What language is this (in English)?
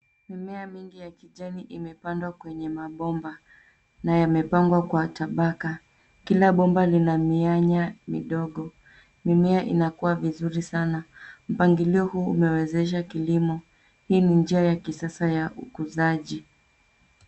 Swahili